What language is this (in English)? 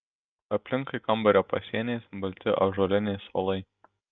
Lithuanian